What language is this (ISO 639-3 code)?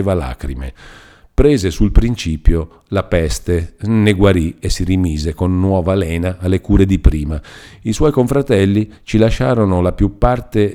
ita